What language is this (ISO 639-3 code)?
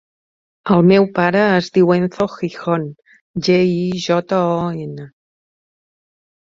cat